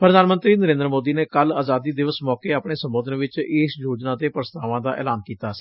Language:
Punjabi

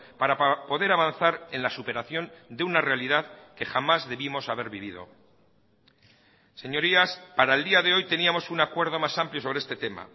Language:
Spanish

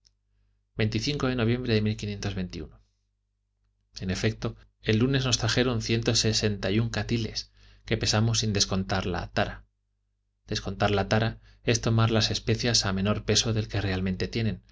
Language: Spanish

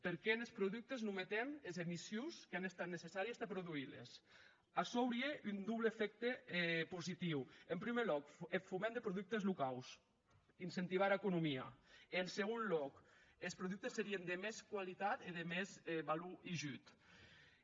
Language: Catalan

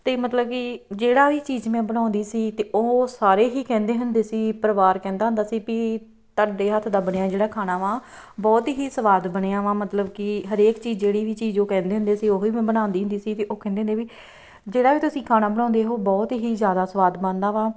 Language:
Punjabi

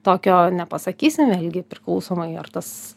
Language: Lithuanian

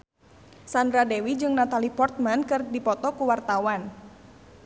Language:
Sundanese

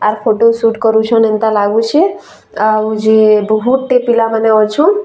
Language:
Sambalpuri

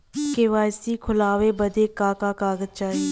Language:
Bhojpuri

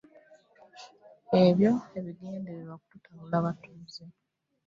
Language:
Ganda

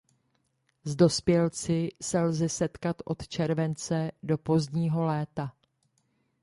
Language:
Czech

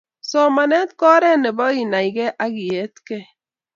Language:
Kalenjin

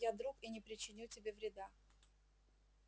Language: Russian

